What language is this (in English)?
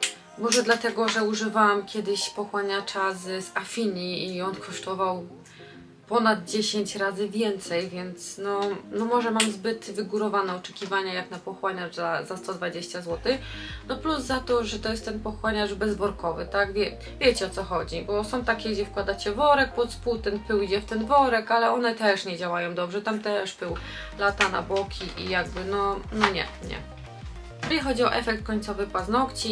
Polish